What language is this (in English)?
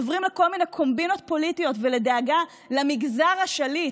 Hebrew